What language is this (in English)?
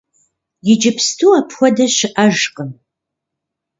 Kabardian